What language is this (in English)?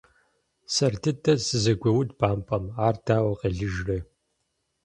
Kabardian